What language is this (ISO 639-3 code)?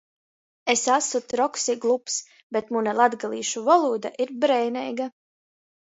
ltg